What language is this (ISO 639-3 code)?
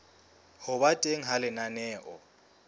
sot